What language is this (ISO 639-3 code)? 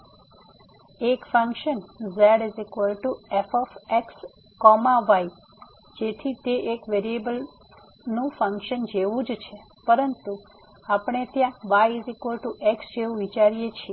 guj